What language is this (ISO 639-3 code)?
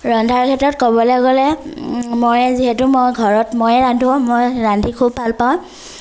asm